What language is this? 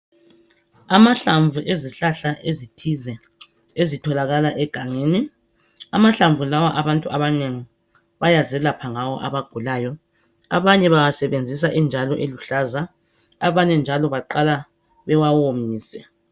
North Ndebele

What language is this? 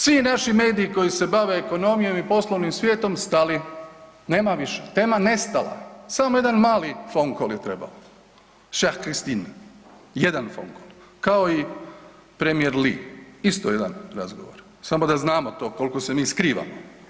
Croatian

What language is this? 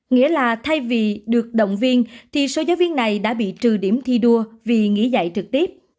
Vietnamese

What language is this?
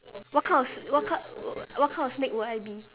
English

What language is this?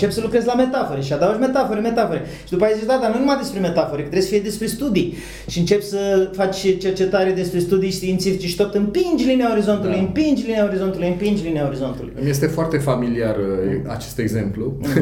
Romanian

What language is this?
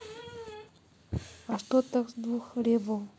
Russian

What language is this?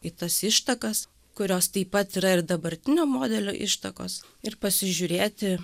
Lithuanian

